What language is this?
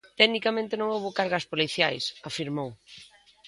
Galician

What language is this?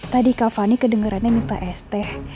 Indonesian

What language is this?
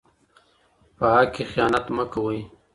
Pashto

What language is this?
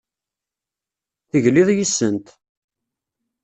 Kabyle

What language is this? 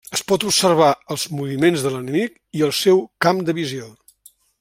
Catalan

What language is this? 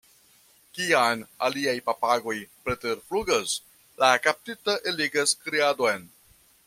Esperanto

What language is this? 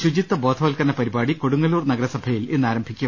Malayalam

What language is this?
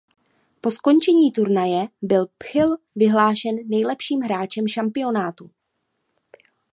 Czech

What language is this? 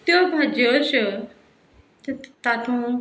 Konkani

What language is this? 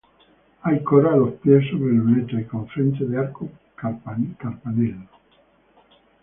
Spanish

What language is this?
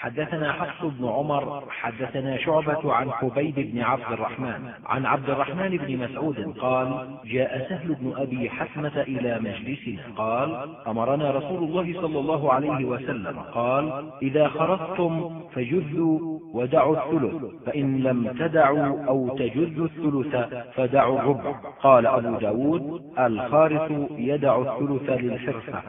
Arabic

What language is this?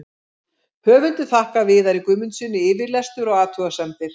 Icelandic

